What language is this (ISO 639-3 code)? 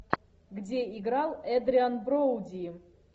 rus